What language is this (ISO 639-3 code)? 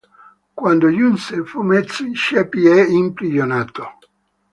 ita